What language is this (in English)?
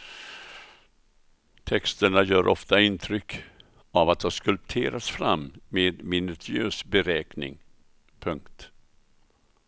Swedish